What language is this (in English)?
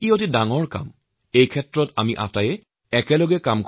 Assamese